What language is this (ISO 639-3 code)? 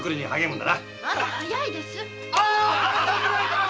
jpn